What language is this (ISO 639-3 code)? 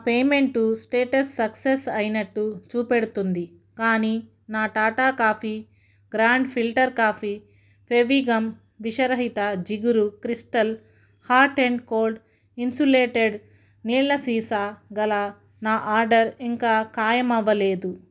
tel